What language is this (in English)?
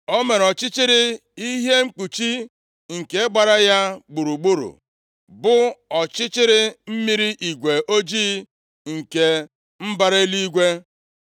Igbo